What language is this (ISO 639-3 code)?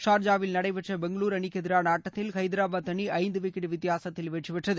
tam